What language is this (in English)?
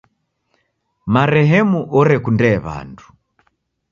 Taita